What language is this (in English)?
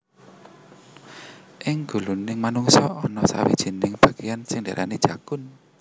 Javanese